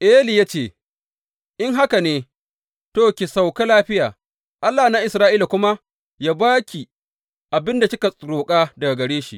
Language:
Hausa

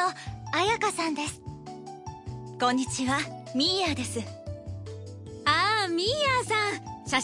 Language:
Thai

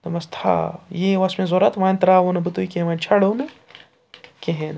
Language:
Kashmiri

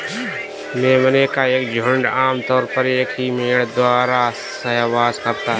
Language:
Hindi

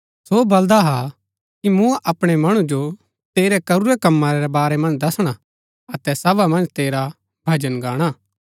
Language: Gaddi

